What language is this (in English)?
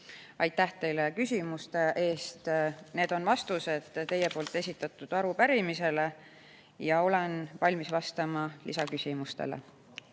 Estonian